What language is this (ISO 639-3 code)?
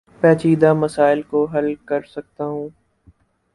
urd